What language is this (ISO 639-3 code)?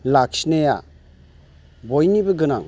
brx